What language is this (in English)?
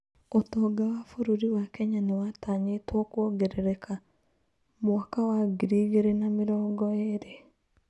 Kikuyu